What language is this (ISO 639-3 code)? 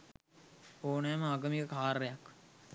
sin